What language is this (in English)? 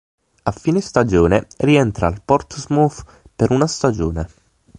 Italian